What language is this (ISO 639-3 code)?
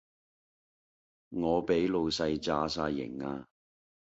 yue